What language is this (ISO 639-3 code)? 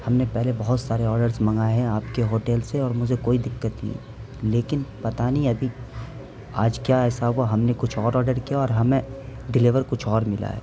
urd